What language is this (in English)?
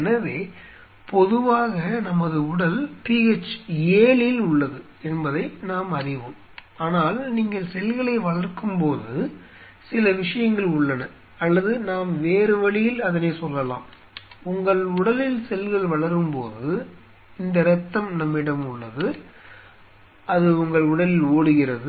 Tamil